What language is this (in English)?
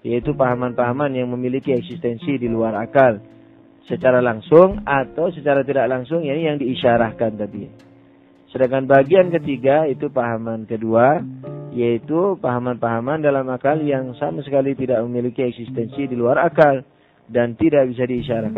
Indonesian